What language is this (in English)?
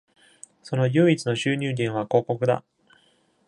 Japanese